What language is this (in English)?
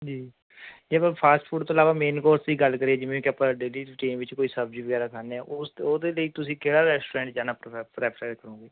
Punjabi